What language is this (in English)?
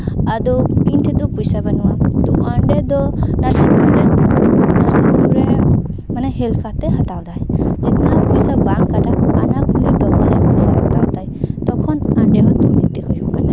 Santali